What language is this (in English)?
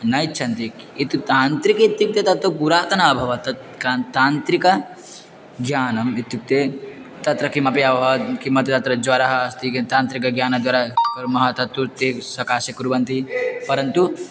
Sanskrit